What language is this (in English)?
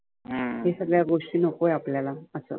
Marathi